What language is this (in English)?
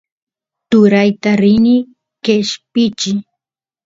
Santiago del Estero Quichua